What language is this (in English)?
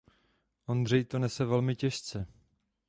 Czech